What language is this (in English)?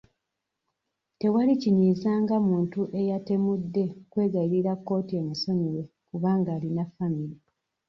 Ganda